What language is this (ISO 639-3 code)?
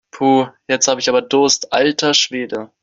deu